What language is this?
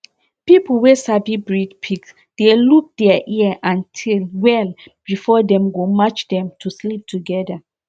Nigerian Pidgin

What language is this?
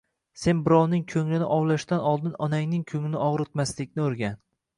Uzbek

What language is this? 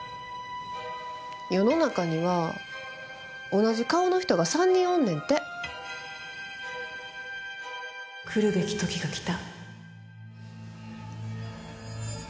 Japanese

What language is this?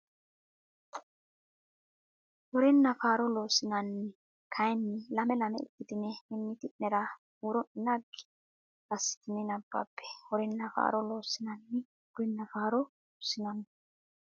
Sidamo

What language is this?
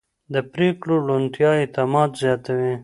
Pashto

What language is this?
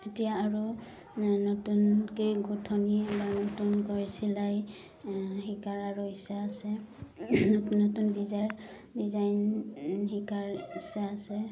Assamese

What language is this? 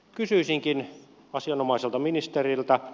Finnish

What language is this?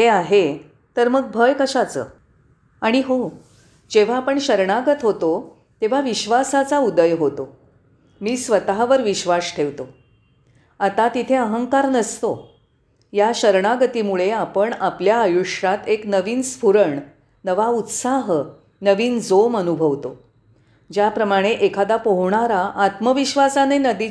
Marathi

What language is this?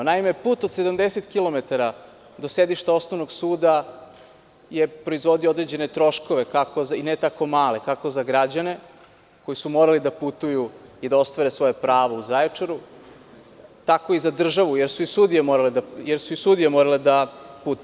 Serbian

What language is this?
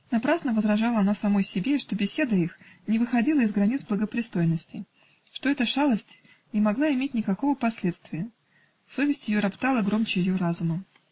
Russian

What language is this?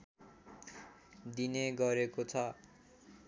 Nepali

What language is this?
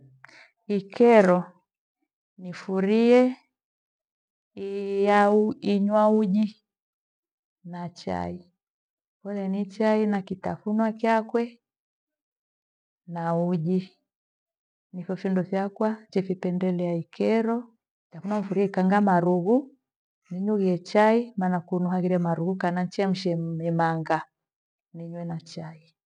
Gweno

